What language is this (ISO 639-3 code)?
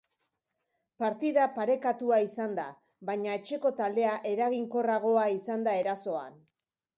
eus